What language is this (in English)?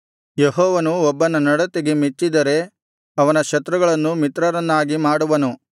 Kannada